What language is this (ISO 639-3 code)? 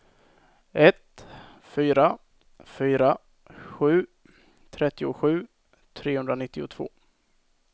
swe